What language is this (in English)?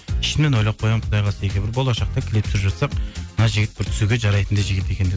Kazakh